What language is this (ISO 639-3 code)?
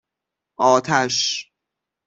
fas